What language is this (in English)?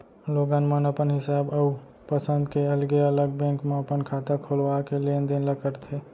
Chhattisgarhi